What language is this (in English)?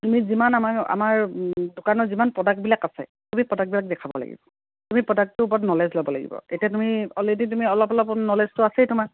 Assamese